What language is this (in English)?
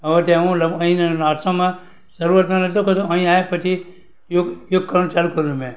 Gujarati